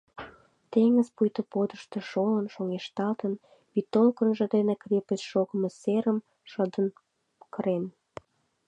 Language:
Mari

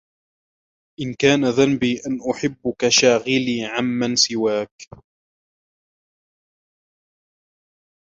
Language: Arabic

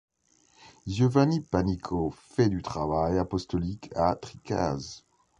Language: French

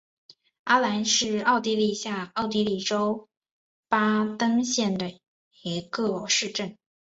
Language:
Chinese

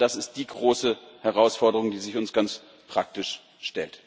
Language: German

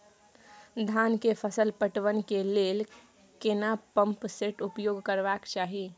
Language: Maithili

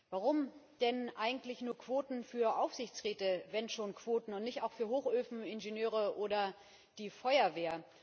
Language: German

